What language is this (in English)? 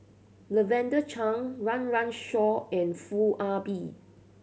English